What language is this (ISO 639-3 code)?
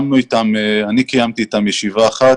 heb